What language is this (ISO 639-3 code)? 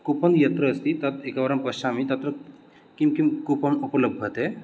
san